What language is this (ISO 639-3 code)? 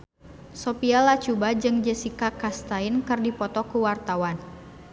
sun